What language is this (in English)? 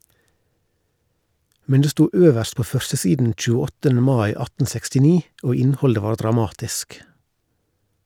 Norwegian